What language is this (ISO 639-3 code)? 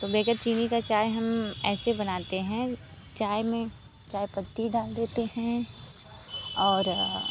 hin